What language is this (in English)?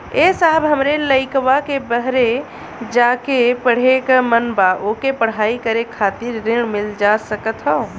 Bhojpuri